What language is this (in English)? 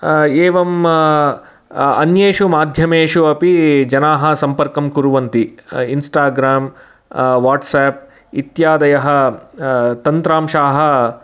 Sanskrit